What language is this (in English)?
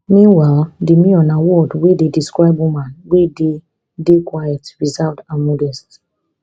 Nigerian Pidgin